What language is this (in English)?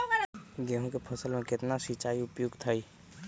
Magahi